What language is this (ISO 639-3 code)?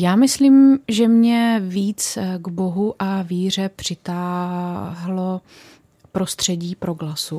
ces